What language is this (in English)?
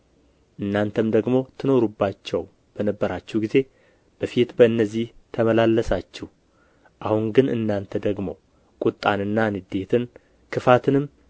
Amharic